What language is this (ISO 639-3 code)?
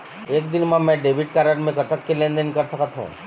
hne